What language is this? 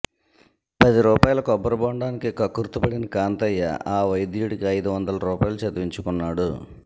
Telugu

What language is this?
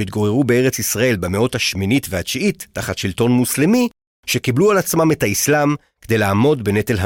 Hebrew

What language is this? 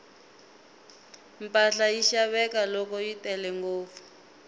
Tsonga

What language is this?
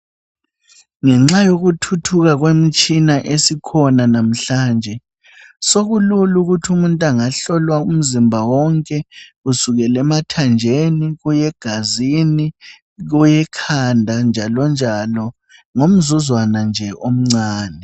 North Ndebele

